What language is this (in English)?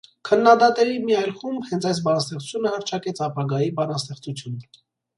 Armenian